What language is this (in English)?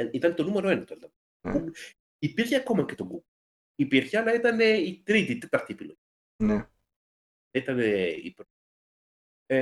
Greek